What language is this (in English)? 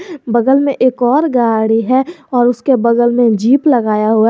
Hindi